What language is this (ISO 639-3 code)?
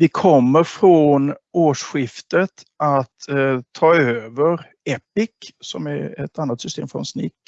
swe